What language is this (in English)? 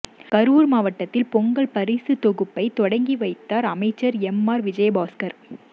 Tamil